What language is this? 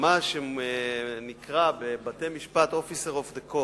Hebrew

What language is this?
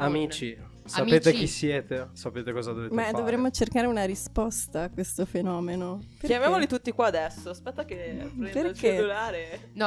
Italian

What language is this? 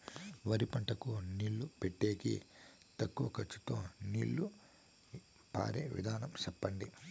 Telugu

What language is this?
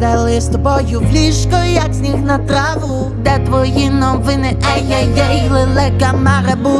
Ukrainian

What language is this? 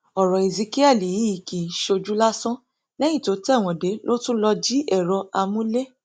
Yoruba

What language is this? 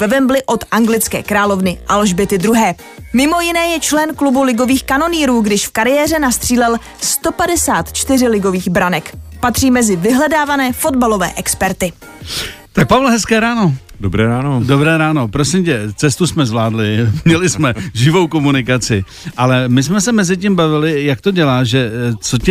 Czech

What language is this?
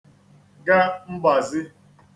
Igbo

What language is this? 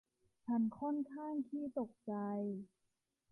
Thai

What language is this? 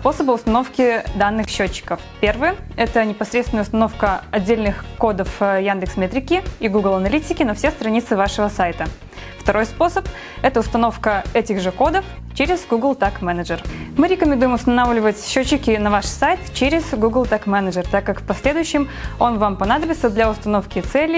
Russian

